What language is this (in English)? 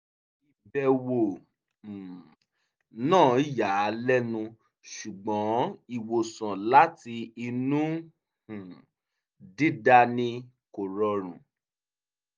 Yoruba